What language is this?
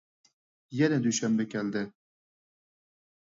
Uyghur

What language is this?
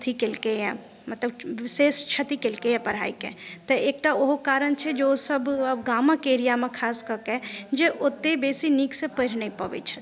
Maithili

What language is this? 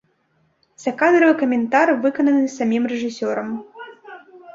Belarusian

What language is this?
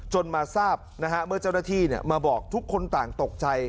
Thai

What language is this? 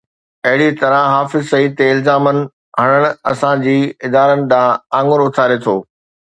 Sindhi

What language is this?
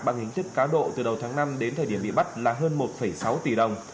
Vietnamese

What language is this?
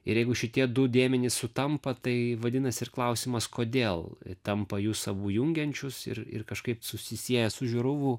Lithuanian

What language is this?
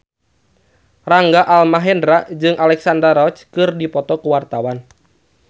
Sundanese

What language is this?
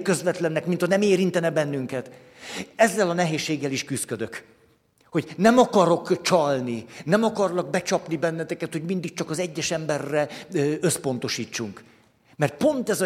Hungarian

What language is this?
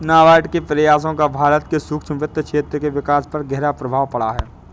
Hindi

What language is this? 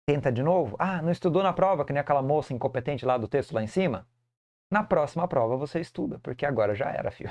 Portuguese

